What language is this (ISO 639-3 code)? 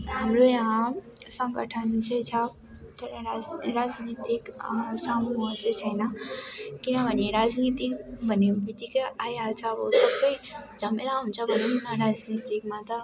nep